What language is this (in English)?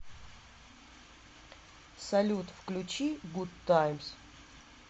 Russian